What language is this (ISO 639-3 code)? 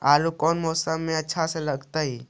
mag